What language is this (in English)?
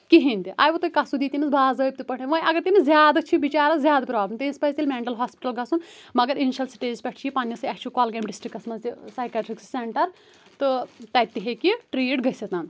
Kashmiri